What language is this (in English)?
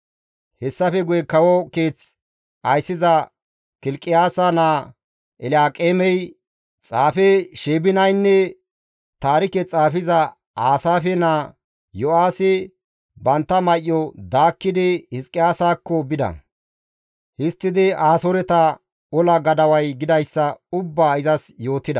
Gamo